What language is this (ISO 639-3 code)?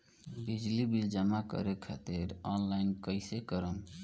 bho